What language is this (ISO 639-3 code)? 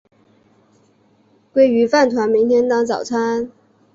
zho